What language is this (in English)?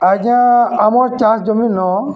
Odia